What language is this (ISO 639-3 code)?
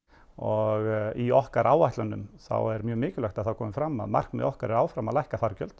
isl